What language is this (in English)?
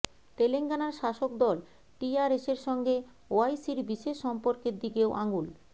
Bangla